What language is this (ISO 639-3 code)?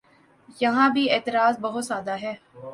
urd